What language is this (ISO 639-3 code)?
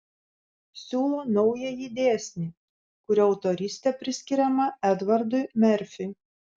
lit